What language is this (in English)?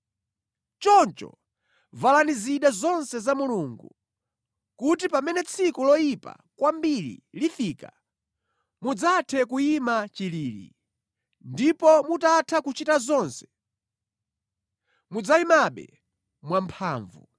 Nyanja